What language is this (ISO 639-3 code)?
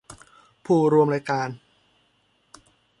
tha